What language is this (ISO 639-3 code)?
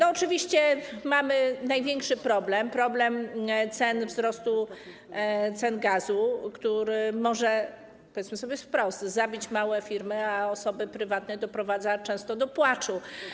pol